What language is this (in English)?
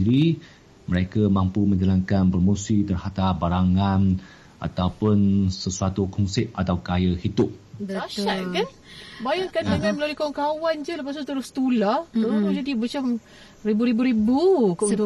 Malay